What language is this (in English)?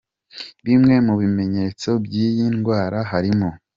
Kinyarwanda